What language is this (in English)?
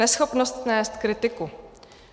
Czech